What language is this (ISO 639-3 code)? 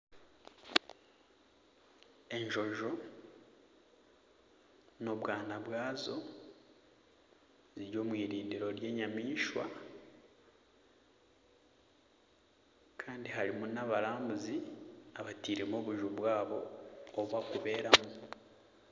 nyn